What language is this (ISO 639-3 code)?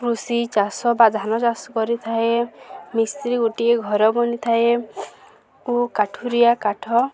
ori